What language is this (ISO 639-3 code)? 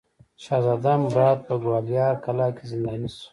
pus